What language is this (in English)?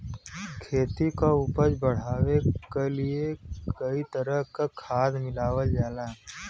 Bhojpuri